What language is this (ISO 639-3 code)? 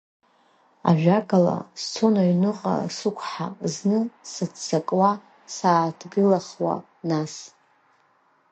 abk